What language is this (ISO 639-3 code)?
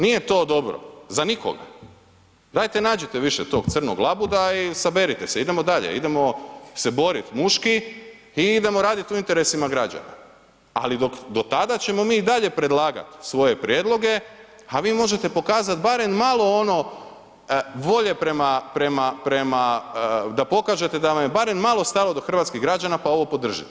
hrv